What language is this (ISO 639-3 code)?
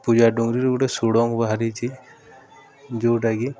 ori